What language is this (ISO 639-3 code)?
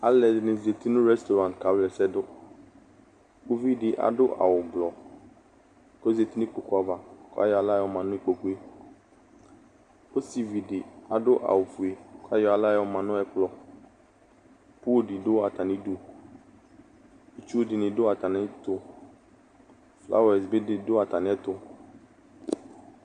kpo